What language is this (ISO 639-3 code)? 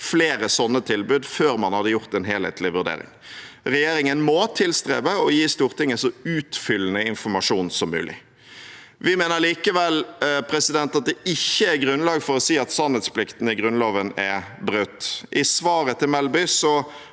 nor